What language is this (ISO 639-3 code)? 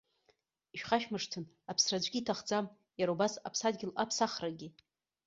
abk